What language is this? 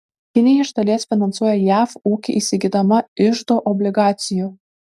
Lithuanian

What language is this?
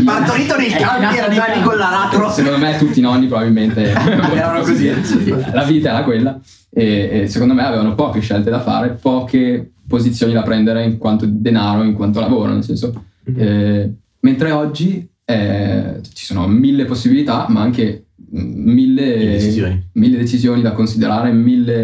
Italian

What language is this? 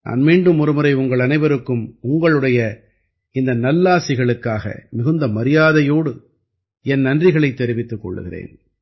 Tamil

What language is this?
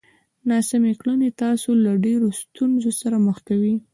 Pashto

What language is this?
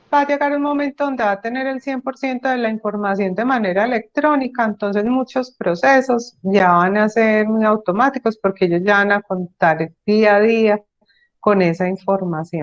Spanish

